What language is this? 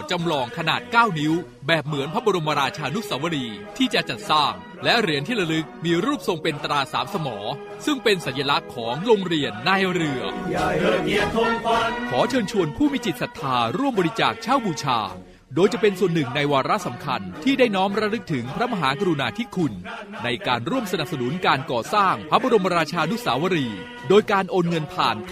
Thai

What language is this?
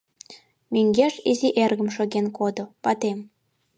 Mari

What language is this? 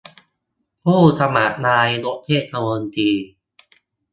Thai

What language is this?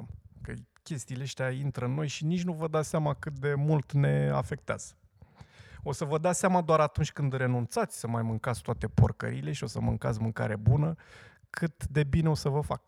Romanian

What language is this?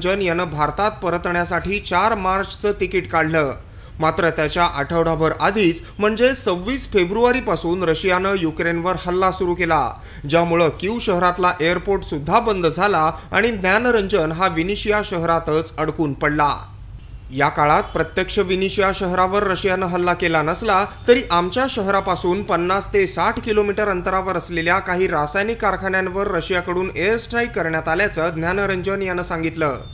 Hindi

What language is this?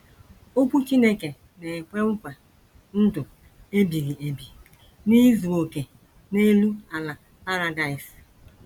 Igbo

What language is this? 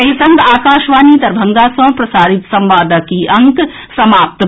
Maithili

